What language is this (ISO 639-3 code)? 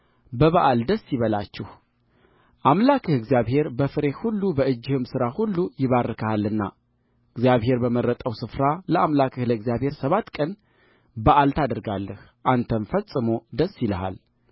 amh